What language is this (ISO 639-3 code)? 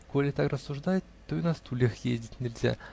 rus